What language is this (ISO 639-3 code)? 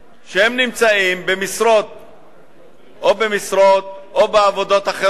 heb